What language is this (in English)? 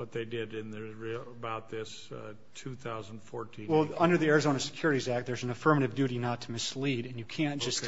English